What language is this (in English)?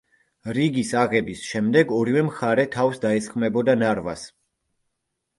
Georgian